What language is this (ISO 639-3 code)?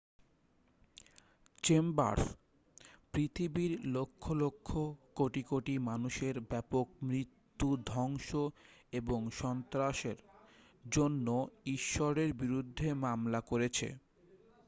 ben